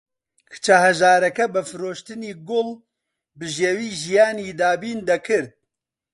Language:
Central Kurdish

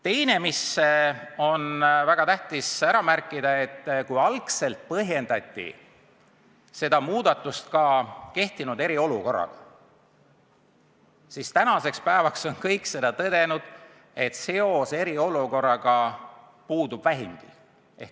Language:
Estonian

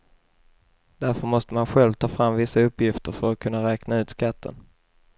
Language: Swedish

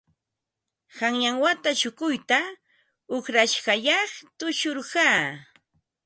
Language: Ambo-Pasco Quechua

